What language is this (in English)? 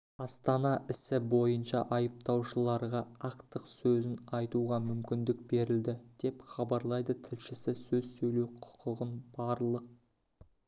Kazakh